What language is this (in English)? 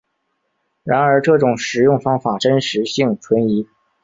Chinese